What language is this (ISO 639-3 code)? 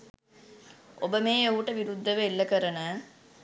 sin